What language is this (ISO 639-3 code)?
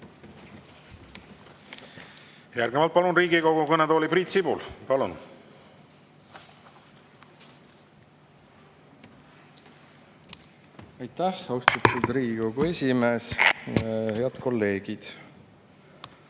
est